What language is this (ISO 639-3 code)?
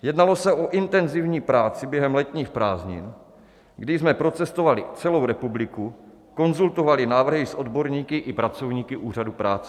ces